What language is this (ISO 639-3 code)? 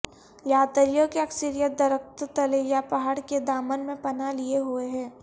urd